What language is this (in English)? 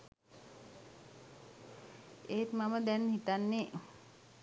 Sinhala